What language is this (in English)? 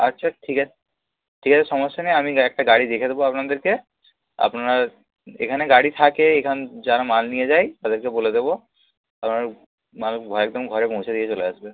Bangla